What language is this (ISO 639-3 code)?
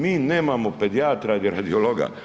hrv